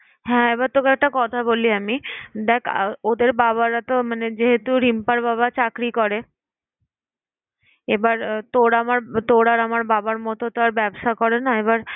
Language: Bangla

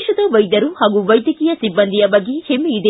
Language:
Kannada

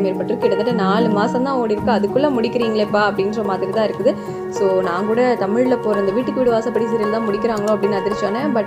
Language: Tamil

